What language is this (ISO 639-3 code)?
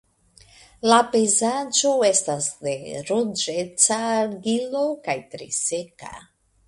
epo